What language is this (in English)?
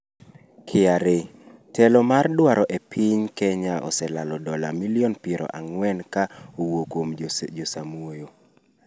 Luo (Kenya and Tanzania)